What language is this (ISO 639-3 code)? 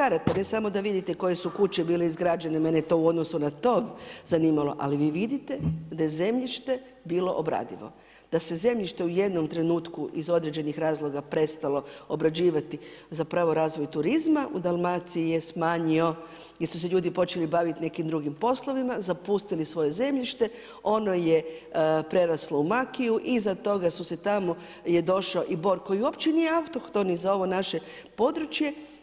hrv